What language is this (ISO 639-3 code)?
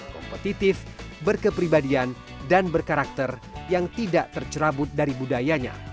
ind